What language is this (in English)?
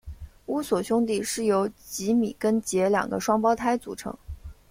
Chinese